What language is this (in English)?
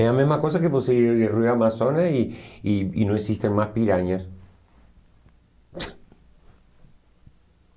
Portuguese